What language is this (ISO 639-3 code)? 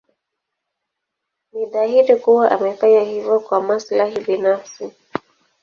swa